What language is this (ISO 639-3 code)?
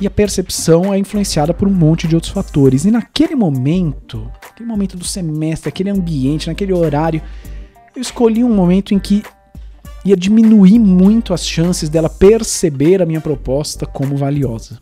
por